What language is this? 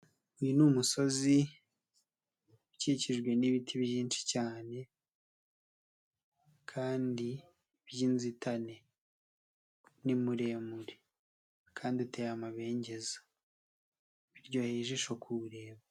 Kinyarwanda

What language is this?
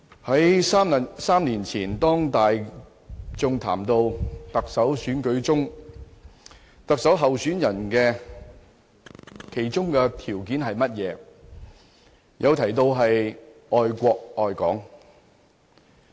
Cantonese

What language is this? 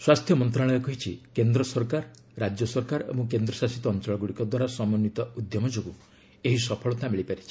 Odia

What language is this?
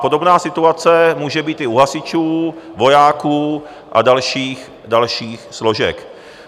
Czech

